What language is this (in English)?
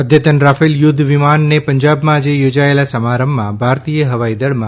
Gujarati